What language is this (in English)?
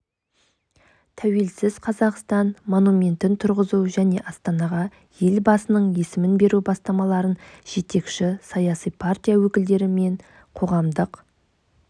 Kazakh